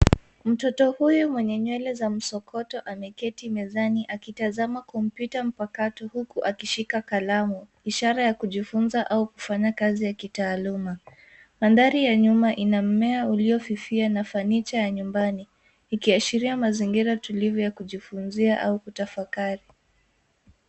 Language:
Swahili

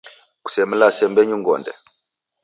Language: Taita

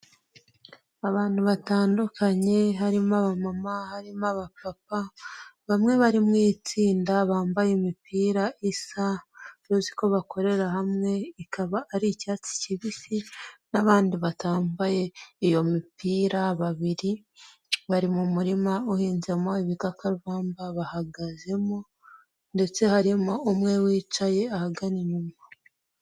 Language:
Kinyarwanda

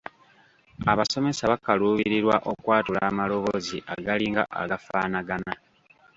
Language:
Ganda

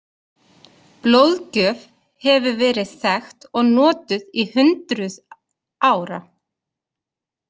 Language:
Icelandic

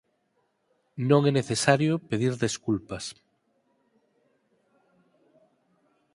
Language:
Galician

